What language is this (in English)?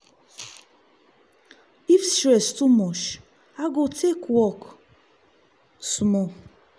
Nigerian Pidgin